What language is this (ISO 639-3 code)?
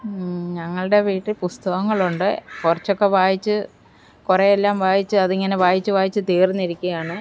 mal